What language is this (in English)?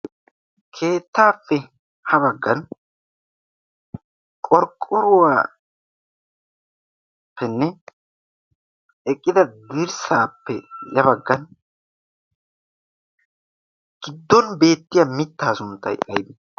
Wolaytta